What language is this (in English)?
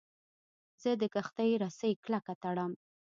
Pashto